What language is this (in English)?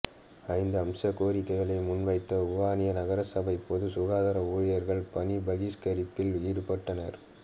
Tamil